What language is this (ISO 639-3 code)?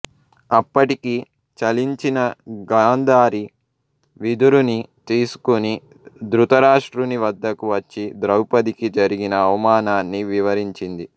tel